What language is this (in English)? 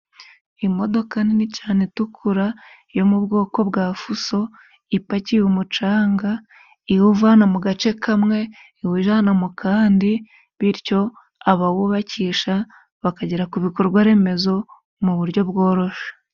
Kinyarwanda